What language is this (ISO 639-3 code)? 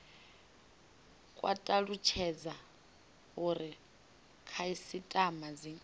ven